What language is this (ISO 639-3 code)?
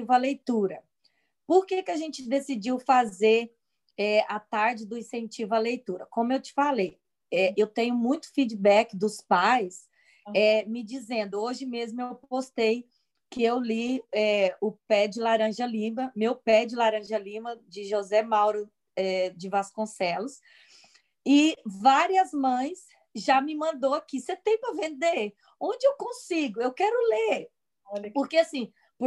por